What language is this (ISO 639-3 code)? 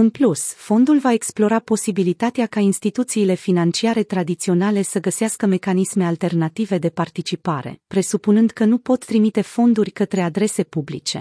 ron